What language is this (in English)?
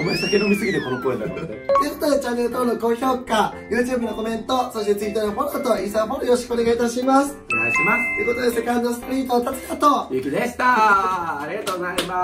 Japanese